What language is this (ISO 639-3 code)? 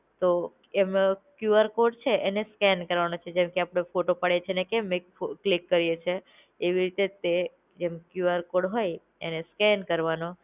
guj